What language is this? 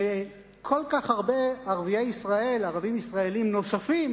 Hebrew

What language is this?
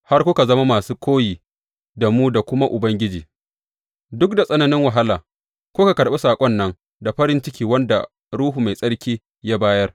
Hausa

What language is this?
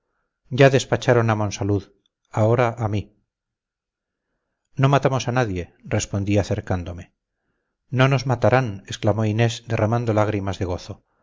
Spanish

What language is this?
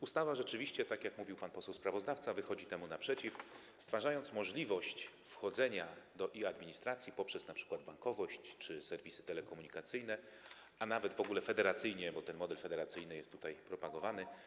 Polish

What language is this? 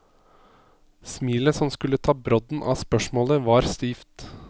Norwegian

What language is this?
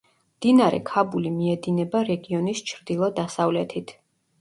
Georgian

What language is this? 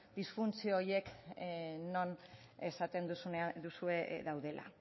Basque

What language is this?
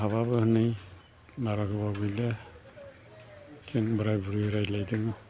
Bodo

